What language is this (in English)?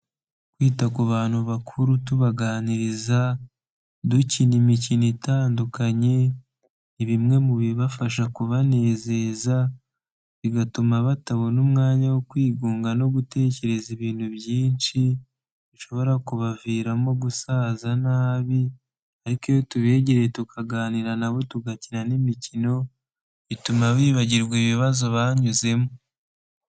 Kinyarwanda